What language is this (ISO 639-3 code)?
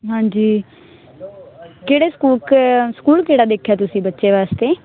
pan